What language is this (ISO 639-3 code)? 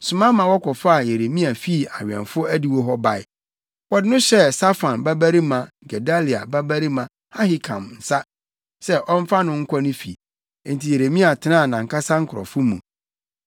aka